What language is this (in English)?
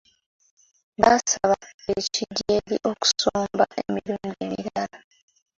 Ganda